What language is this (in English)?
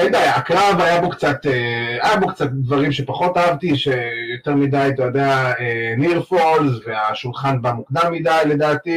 Hebrew